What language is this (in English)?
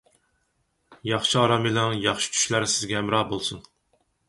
Uyghur